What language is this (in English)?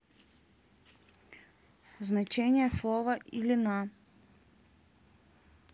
Russian